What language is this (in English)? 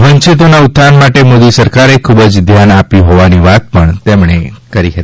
Gujarati